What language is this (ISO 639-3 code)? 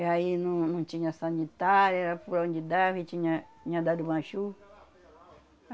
por